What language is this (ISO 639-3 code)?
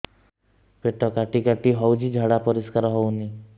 ori